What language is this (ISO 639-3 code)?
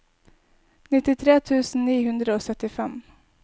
nor